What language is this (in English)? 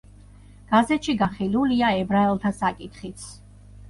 Georgian